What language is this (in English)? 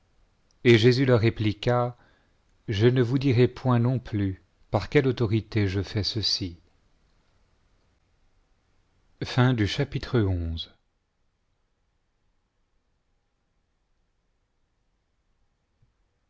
French